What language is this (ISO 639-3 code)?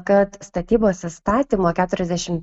lit